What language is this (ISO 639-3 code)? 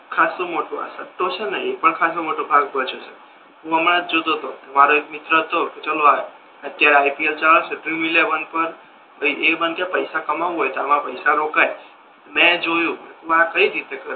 guj